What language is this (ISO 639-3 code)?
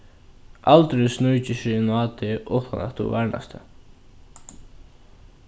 fao